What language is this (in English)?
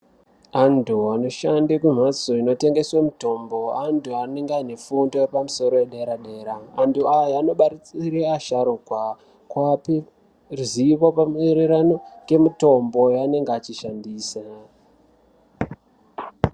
Ndau